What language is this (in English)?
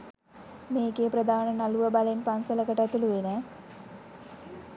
Sinhala